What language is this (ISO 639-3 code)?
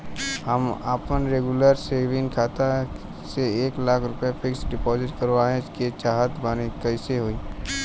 bho